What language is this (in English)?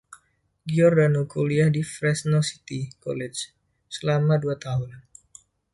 Indonesian